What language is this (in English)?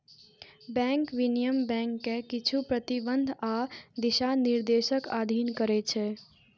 Maithili